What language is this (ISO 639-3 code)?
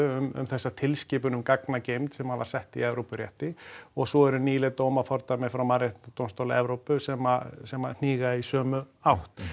isl